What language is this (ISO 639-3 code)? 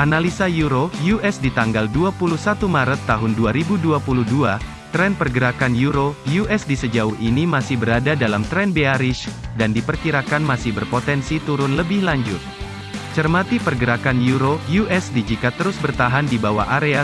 ind